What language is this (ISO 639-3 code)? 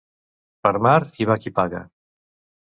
cat